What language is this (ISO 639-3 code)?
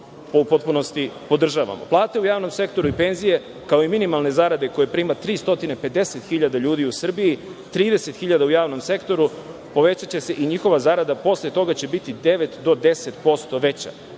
srp